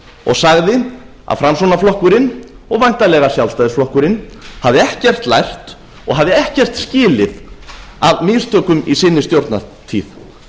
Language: Icelandic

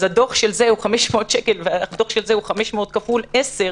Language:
Hebrew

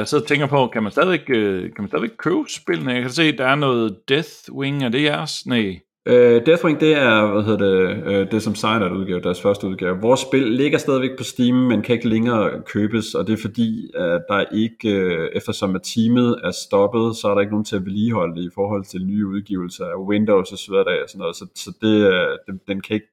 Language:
Danish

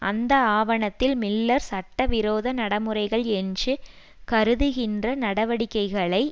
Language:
Tamil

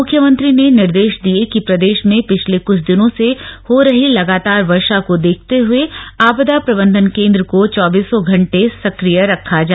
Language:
Hindi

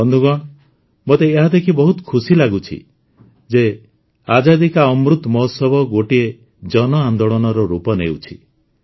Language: Odia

